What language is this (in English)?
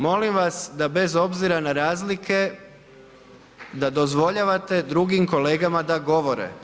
Croatian